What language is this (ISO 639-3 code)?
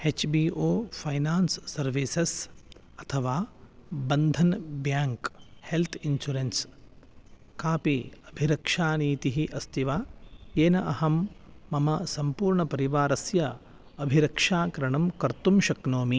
san